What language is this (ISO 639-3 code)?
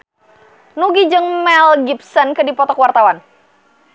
sun